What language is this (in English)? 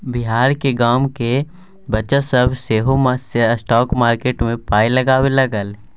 Maithili